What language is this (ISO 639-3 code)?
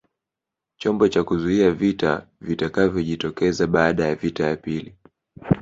swa